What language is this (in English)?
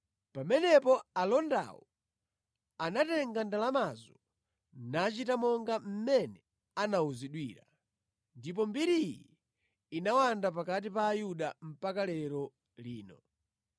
Nyanja